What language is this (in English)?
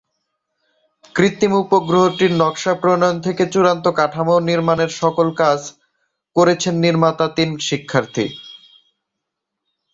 Bangla